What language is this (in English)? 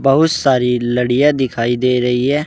Hindi